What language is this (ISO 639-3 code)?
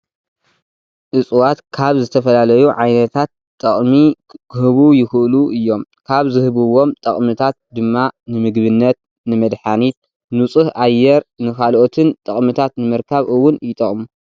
tir